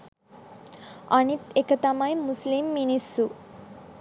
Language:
Sinhala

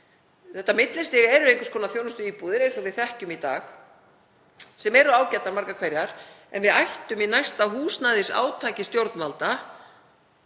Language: Icelandic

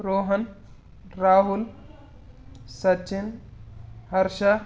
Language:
Kannada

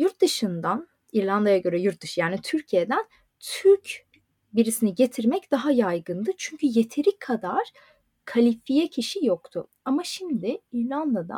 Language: Turkish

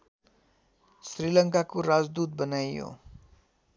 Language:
Nepali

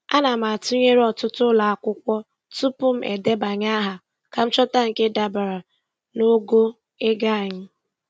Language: Igbo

